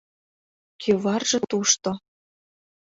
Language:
Mari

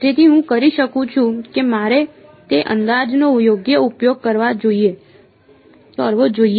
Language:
Gujarati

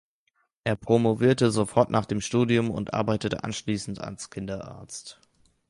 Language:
German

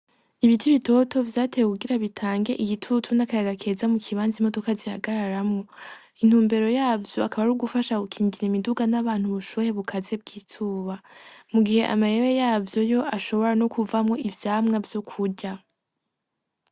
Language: Rundi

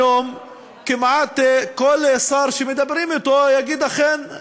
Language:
Hebrew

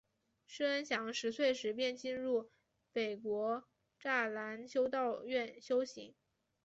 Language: Chinese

